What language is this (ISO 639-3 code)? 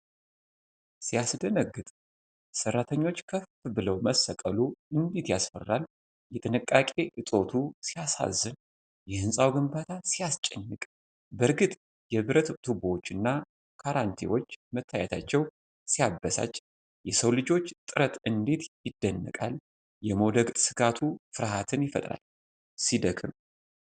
amh